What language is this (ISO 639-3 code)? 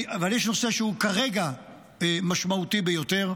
heb